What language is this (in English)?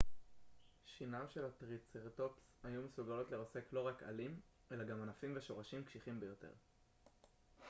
Hebrew